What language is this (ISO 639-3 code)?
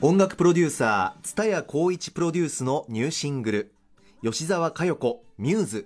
jpn